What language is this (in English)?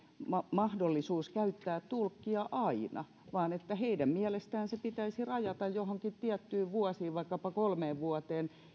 Finnish